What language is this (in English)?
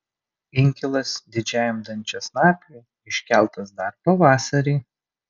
Lithuanian